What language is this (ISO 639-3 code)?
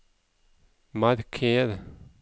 nor